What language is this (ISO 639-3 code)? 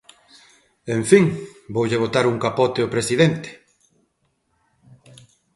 glg